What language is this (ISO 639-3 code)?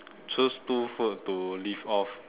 eng